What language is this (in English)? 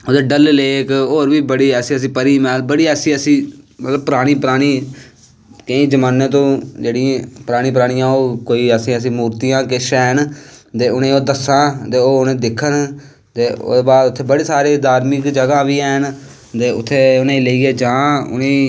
Dogri